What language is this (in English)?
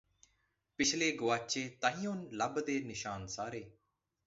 Punjabi